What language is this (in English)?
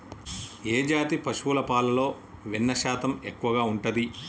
Telugu